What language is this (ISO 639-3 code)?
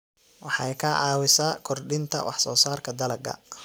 som